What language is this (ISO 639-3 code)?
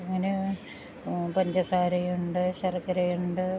mal